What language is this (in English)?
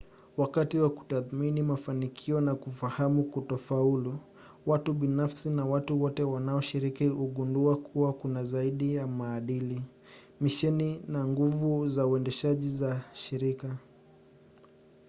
Swahili